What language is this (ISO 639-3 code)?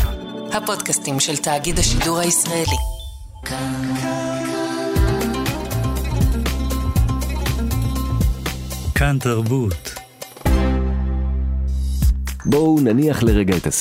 heb